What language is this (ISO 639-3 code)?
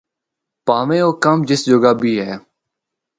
hno